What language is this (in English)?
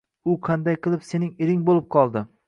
Uzbek